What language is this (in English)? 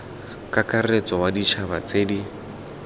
Tswana